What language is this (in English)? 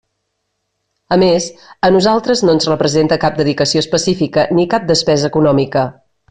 Catalan